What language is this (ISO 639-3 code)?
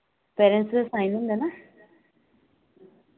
doi